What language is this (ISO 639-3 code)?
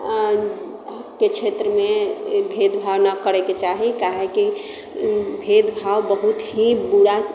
mai